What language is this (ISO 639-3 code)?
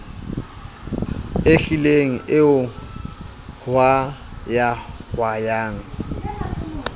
sot